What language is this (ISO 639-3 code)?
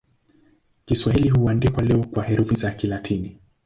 swa